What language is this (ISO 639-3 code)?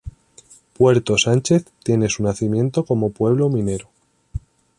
spa